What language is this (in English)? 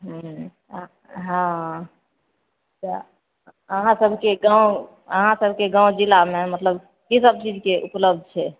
Maithili